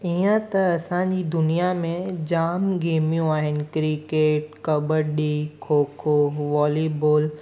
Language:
Sindhi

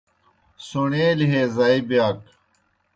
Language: Kohistani Shina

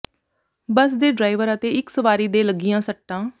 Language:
Punjabi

